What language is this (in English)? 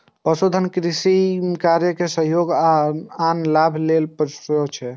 Maithili